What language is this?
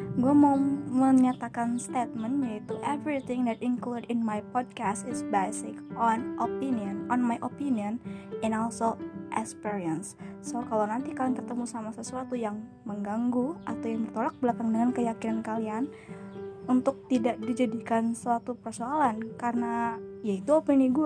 Indonesian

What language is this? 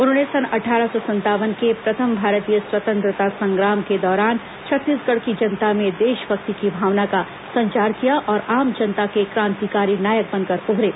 Hindi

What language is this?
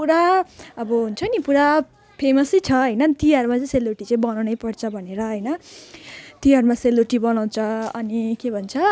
Nepali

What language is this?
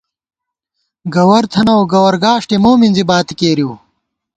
Gawar-Bati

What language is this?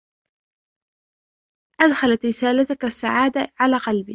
Arabic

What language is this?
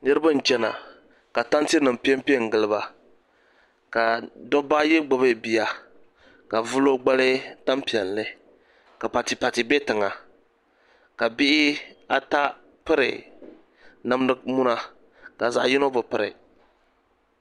Dagbani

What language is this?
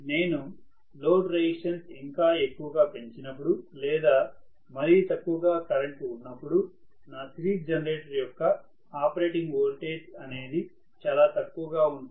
Telugu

